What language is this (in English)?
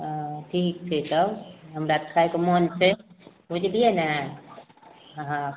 Maithili